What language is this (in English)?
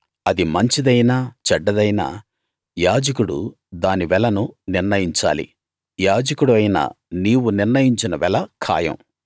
Telugu